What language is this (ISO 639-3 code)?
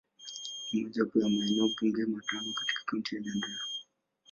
swa